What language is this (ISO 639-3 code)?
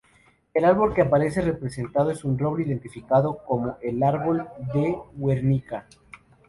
spa